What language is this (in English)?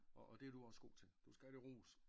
Danish